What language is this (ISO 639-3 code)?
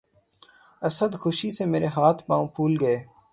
urd